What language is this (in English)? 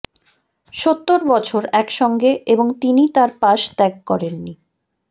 Bangla